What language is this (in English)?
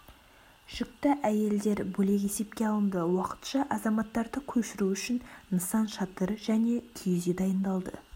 Kazakh